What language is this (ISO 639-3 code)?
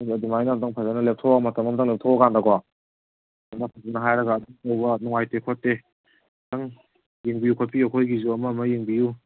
mni